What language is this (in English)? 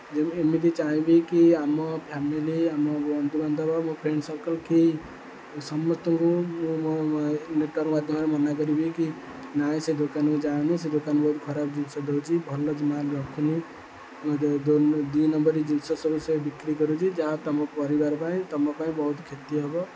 Odia